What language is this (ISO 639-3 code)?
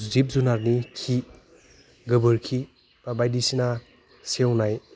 brx